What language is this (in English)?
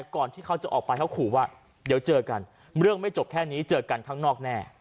Thai